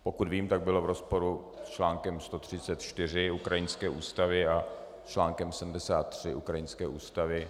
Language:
Czech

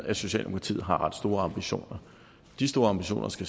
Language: Danish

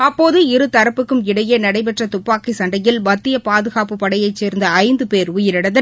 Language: Tamil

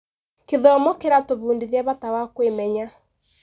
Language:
Kikuyu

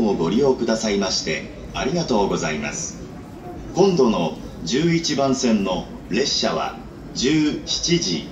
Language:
Japanese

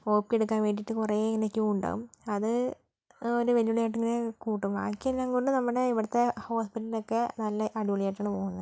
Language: Malayalam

